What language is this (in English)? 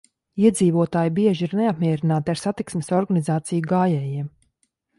Latvian